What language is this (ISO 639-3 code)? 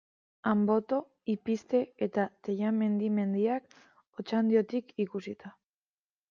eus